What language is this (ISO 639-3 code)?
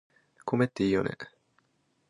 jpn